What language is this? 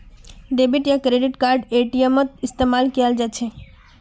Magahi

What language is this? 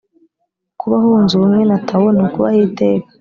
Kinyarwanda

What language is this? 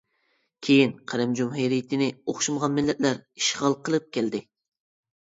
Uyghur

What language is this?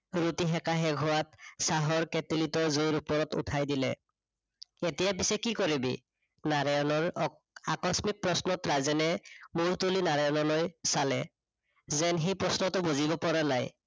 Assamese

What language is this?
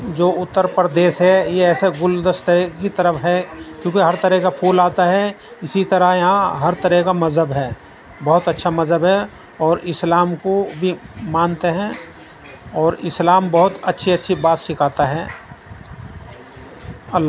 Urdu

